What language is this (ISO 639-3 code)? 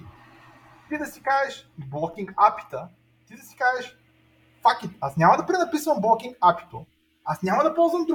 bul